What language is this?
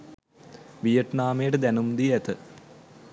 Sinhala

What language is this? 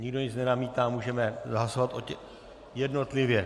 Czech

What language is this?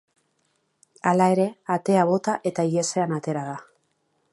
Basque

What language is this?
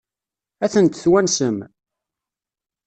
Kabyle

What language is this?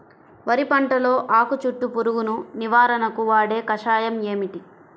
Telugu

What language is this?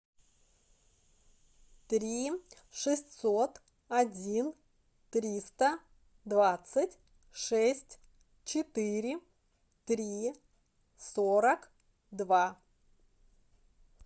Russian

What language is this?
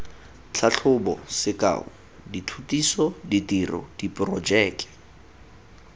Tswana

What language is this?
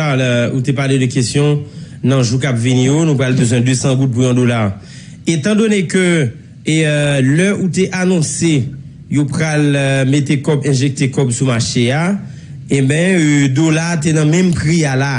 French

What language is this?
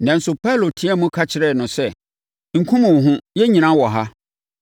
Akan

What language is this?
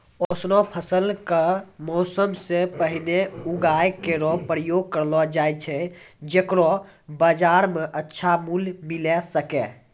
Maithili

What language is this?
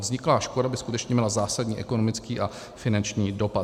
Czech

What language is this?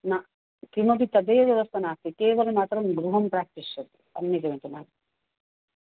Sanskrit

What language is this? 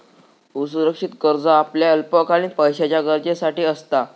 Marathi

